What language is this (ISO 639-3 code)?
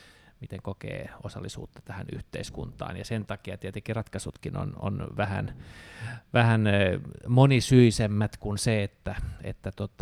fin